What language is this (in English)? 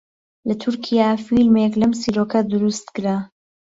Central Kurdish